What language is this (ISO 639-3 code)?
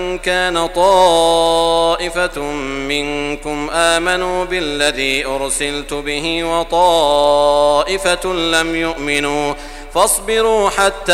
ara